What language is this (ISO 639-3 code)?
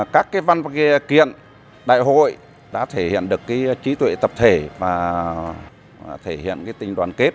vie